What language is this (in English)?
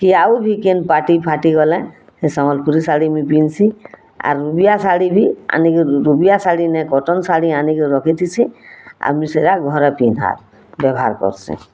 Odia